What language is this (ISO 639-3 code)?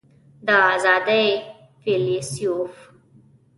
pus